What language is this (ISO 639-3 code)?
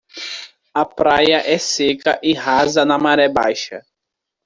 por